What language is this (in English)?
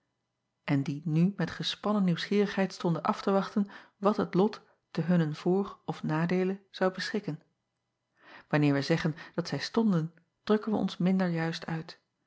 Dutch